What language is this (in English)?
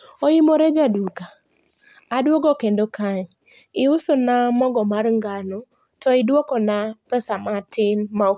Luo (Kenya and Tanzania)